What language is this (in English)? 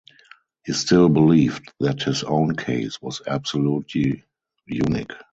English